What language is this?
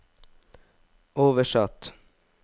Norwegian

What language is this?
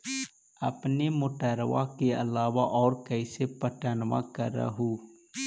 Magahi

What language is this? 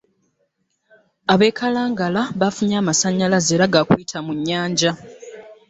Ganda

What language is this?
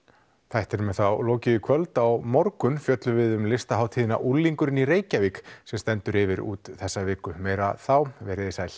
Icelandic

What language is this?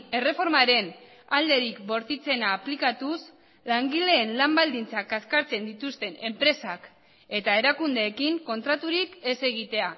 Basque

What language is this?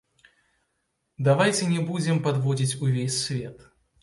Belarusian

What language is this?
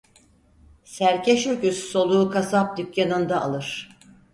Turkish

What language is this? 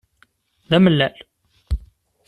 Kabyle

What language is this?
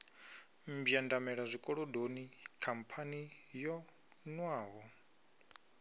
Venda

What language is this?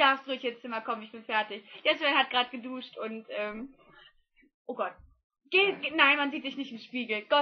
German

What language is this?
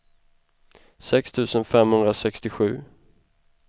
Swedish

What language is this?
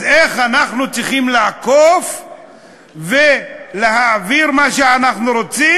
Hebrew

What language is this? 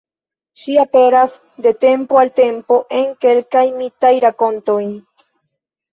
Esperanto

